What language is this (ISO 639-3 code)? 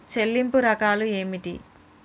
tel